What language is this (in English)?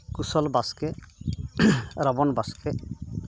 Santali